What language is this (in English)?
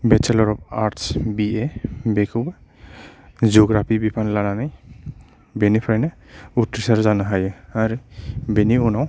Bodo